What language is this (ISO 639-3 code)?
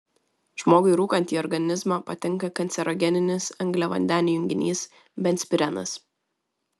lit